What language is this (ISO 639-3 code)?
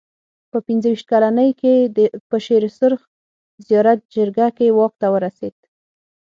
pus